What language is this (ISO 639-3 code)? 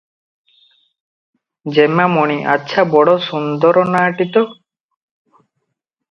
ori